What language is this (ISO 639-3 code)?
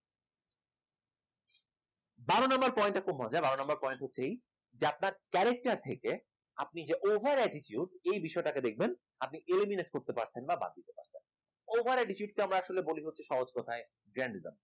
ben